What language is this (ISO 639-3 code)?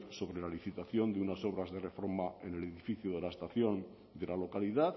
spa